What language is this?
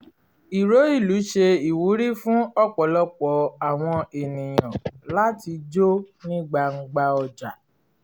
Yoruba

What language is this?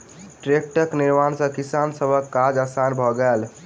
Maithili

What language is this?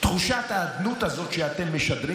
Hebrew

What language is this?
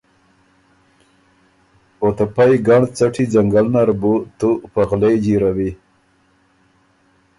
Ormuri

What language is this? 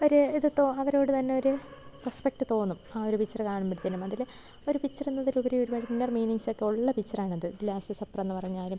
Malayalam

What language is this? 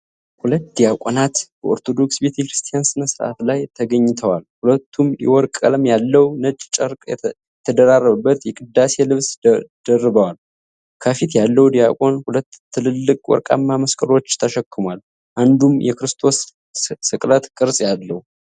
Amharic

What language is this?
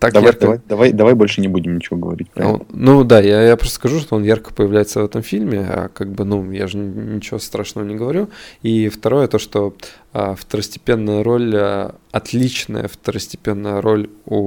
Russian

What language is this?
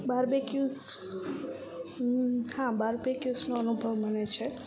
Gujarati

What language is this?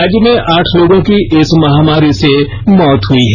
Hindi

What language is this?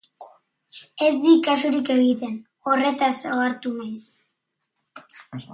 Basque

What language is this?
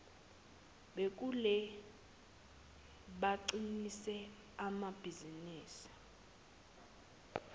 Zulu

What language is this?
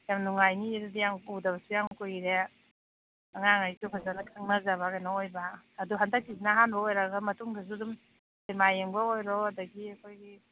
Manipuri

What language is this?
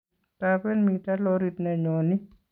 Kalenjin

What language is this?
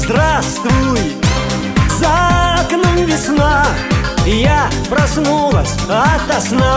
Russian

